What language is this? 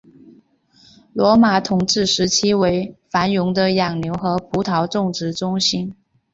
Chinese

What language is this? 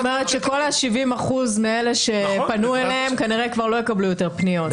Hebrew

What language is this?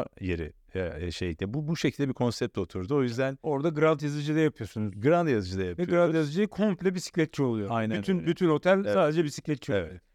Turkish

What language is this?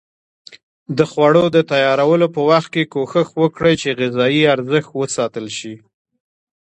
Pashto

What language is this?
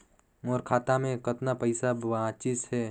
Chhattisgarhi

